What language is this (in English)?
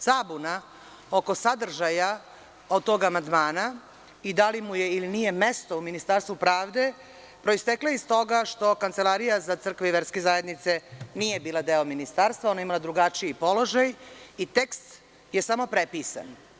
Serbian